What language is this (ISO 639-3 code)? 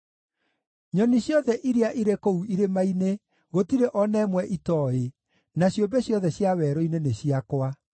kik